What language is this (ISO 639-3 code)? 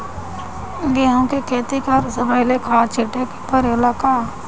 bho